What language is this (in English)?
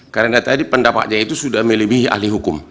Indonesian